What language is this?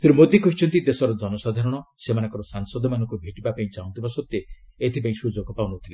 Odia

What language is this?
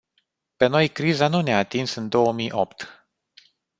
Romanian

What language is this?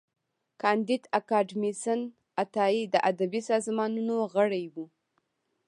Pashto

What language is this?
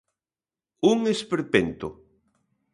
Galician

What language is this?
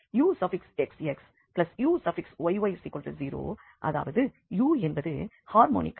Tamil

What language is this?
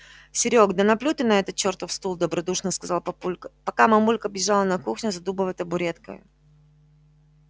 Russian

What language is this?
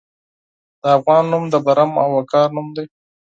Pashto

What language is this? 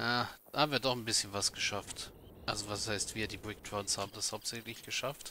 German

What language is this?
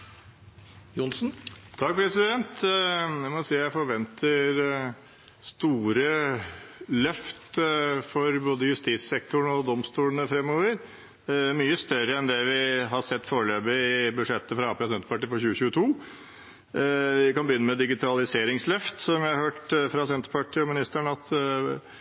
Norwegian Bokmål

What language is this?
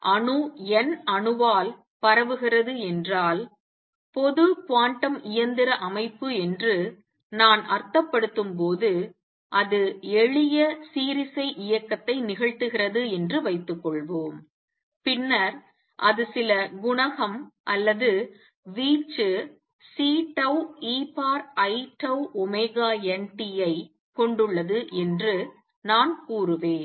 Tamil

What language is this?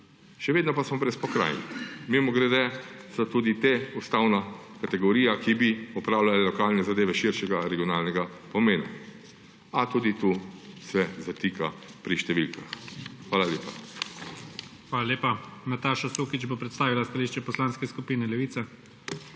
Slovenian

